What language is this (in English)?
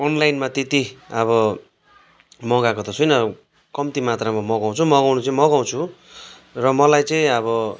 Nepali